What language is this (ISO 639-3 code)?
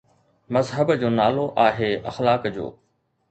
snd